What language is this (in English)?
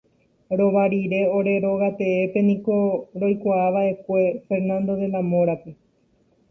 Guarani